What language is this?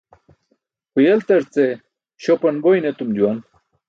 Burushaski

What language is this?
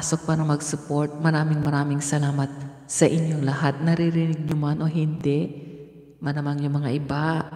Filipino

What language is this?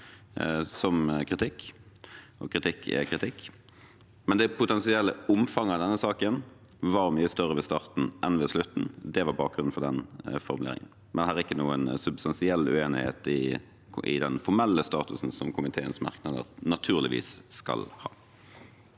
Norwegian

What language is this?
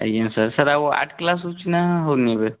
Odia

